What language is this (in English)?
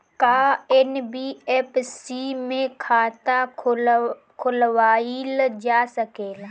Bhojpuri